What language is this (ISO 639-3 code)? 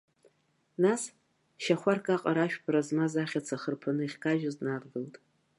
abk